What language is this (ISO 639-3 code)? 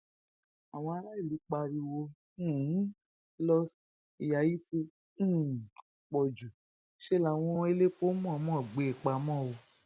yor